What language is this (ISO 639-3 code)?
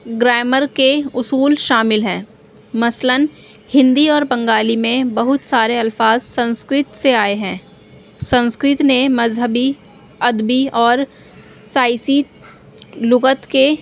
urd